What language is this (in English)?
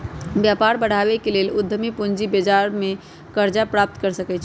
Magahi